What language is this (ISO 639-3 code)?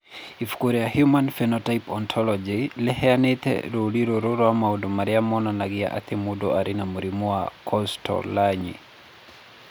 kik